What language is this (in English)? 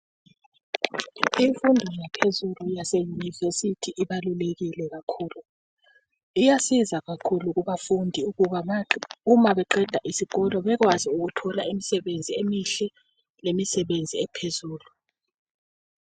North Ndebele